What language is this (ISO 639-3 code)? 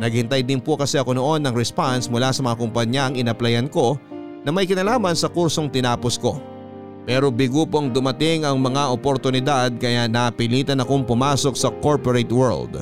fil